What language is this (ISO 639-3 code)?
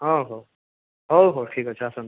ori